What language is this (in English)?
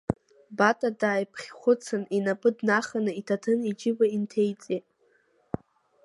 Abkhazian